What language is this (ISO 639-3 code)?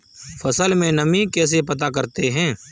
hin